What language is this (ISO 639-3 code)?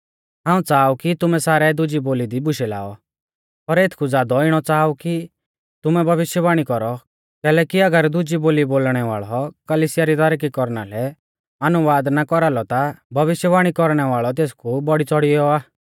bfz